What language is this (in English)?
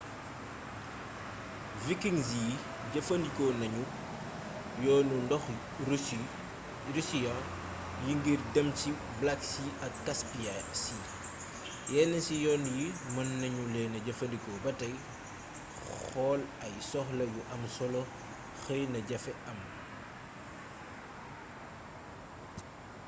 Wolof